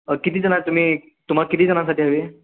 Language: Marathi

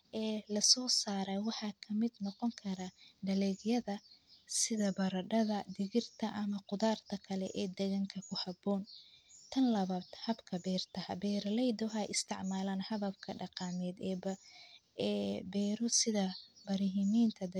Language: Somali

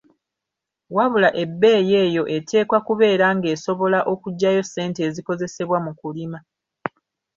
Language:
Ganda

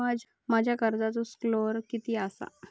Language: Marathi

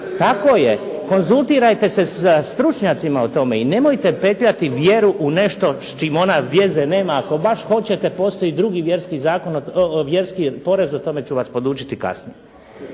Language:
Croatian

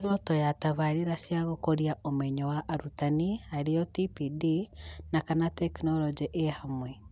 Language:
Kikuyu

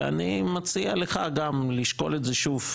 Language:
Hebrew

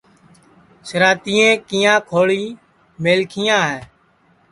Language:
Sansi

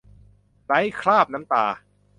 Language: Thai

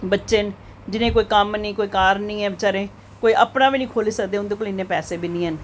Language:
Dogri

